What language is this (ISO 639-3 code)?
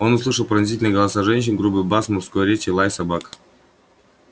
rus